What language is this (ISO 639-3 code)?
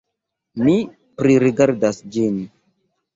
epo